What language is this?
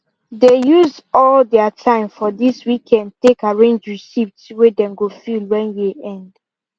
Nigerian Pidgin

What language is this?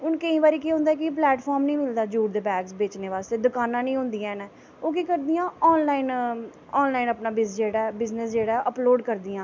Dogri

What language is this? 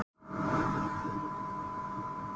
Icelandic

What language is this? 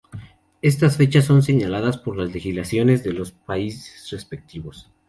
Spanish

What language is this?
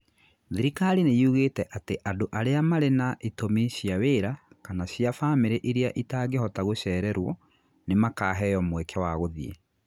Kikuyu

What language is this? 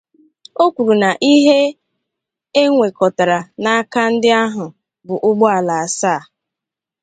Igbo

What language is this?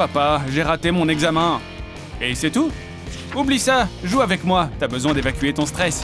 French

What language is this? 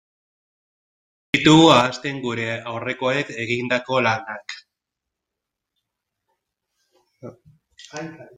Basque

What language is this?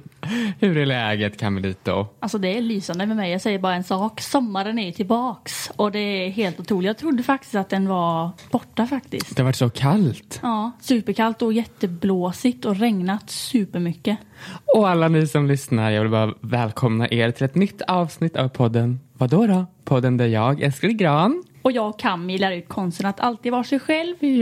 Swedish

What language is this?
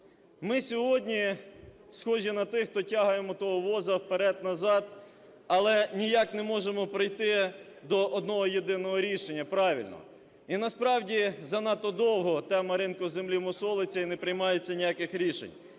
Ukrainian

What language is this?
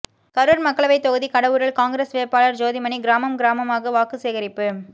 Tamil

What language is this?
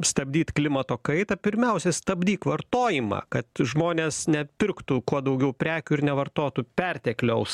Lithuanian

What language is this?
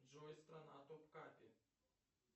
Russian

